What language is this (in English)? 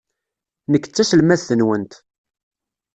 Kabyle